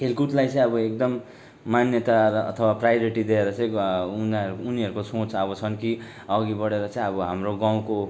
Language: Nepali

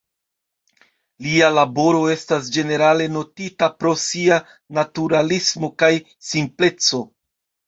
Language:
Esperanto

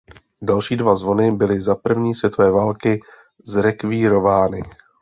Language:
Czech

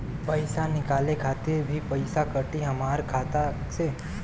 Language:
Bhojpuri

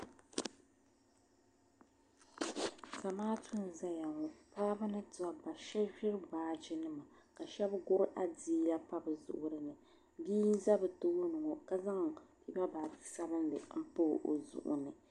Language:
Dagbani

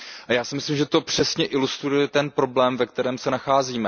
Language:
Czech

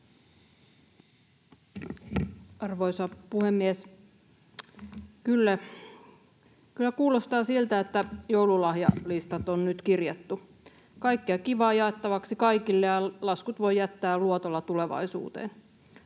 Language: Finnish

